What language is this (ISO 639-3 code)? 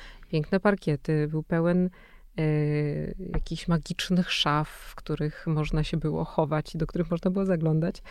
pol